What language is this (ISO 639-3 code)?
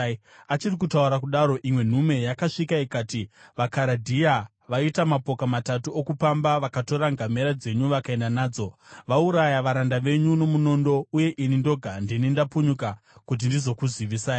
sna